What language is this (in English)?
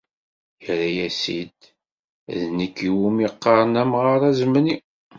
Kabyle